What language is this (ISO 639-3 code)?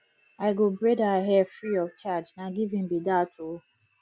pcm